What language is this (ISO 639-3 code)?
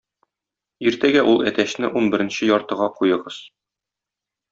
tat